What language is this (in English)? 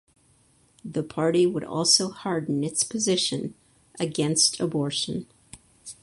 English